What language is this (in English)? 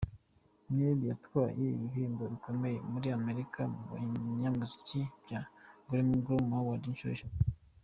Kinyarwanda